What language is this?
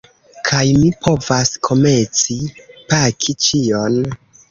Esperanto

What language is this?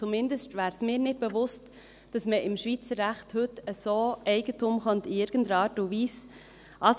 Swiss German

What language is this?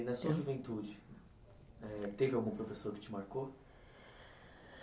Portuguese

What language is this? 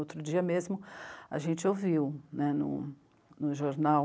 Portuguese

